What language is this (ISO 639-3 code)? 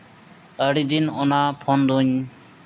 sat